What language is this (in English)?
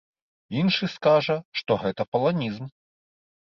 Belarusian